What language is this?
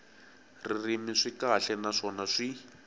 Tsonga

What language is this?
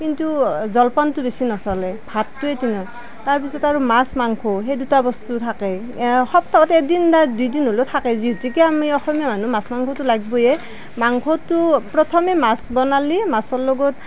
Assamese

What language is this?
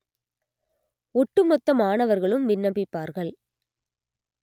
Tamil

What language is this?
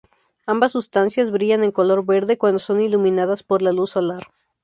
Spanish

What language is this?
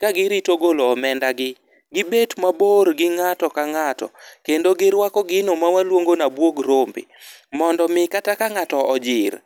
Luo (Kenya and Tanzania)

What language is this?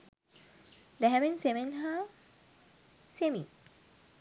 Sinhala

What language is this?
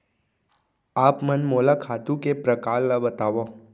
Chhattisgarhi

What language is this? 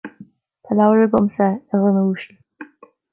Irish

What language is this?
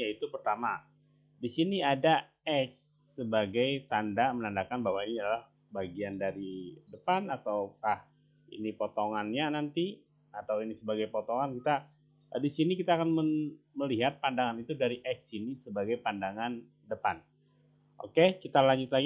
Indonesian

